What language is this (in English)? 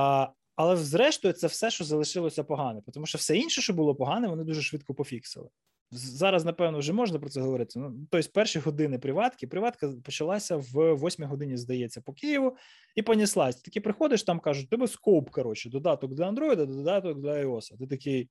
Ukrainian